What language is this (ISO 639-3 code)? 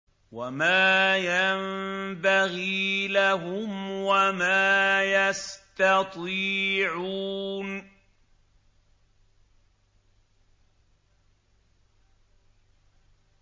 ara